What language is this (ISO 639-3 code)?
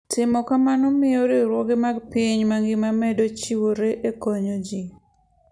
luo